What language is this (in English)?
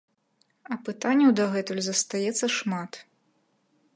Belarusian